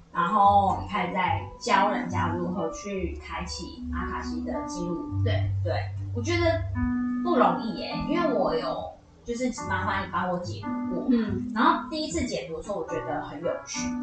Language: Chinese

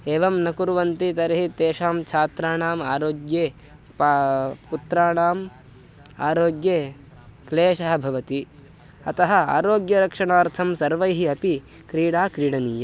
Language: Sanskrit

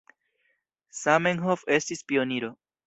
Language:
Esperanto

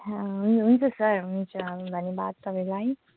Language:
Nepali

